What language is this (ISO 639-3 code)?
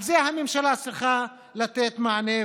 heb